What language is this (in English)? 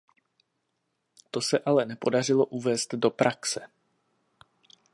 Czech